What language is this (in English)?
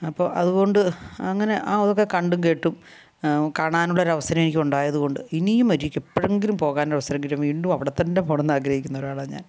Malayalam